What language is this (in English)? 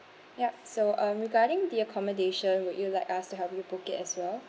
English